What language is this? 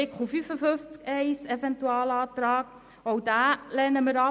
Swiss German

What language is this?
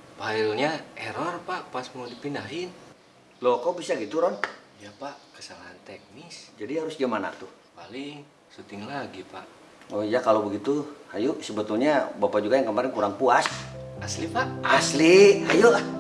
Indonesian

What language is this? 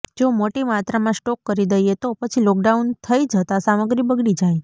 Gujarati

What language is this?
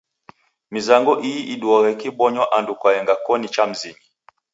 Taita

